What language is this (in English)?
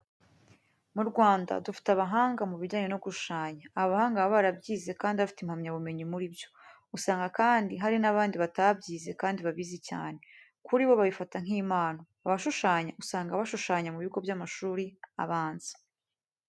Kinyarwanda